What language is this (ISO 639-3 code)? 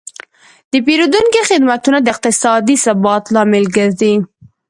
pus